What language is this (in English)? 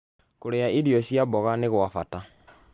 Kikuyu